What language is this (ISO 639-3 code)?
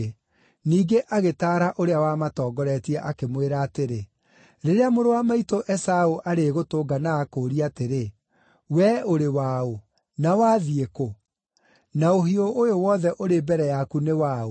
kik